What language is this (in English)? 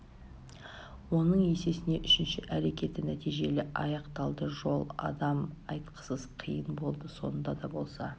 Kazakh